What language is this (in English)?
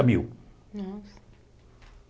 Portuguese